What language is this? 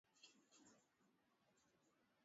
Swahili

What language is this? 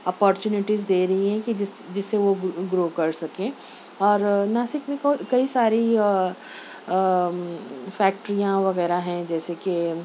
Urdu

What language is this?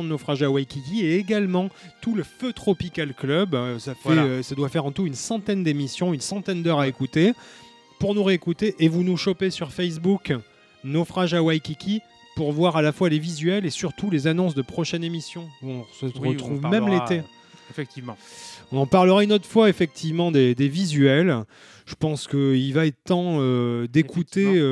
French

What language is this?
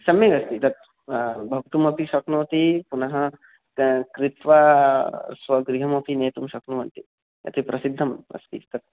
Sanskrit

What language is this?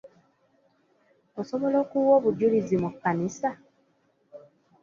Ganda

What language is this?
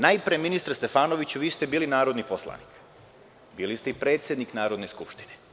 Serbian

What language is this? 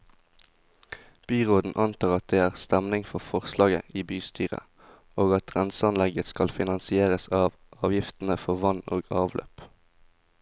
Norwegian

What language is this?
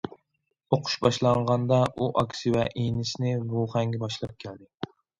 Uyghur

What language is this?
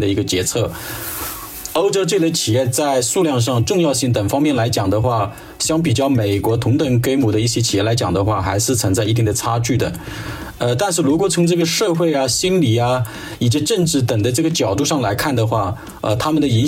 Chinese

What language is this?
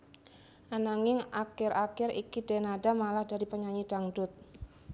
Javanese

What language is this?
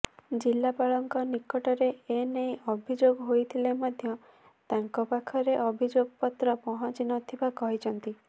Odia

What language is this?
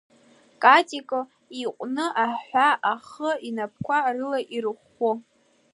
Abkhazian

